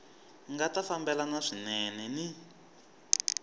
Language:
Tsonga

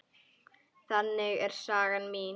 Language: Icelandic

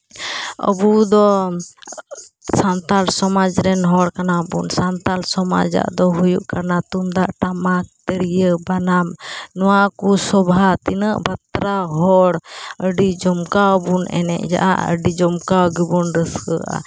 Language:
Santali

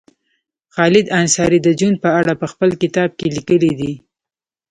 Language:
Pashto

